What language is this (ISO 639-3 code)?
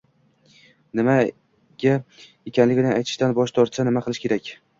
uzb